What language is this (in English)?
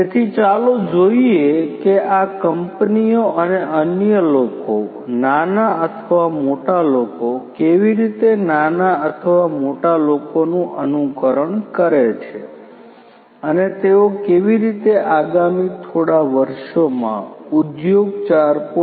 Gujarati